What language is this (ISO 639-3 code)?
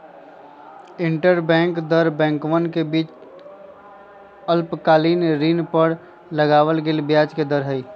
mag